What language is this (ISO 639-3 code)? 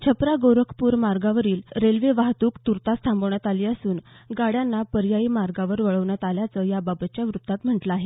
mar